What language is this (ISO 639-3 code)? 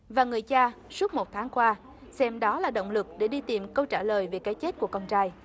vie